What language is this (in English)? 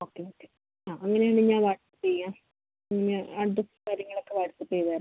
Malayalam